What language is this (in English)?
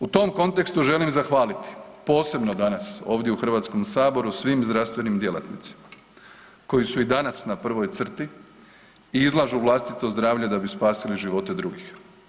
Croatian